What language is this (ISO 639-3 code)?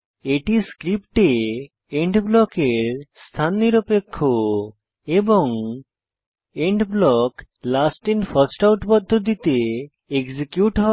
ben